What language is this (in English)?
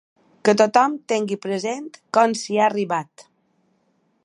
Catalan